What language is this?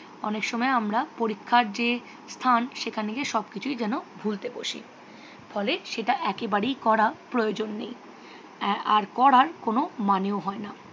Bangla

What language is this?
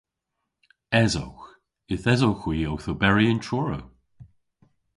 Cornish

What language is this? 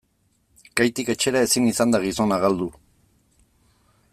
Basque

